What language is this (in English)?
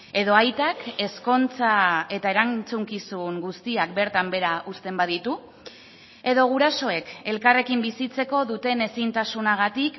Basque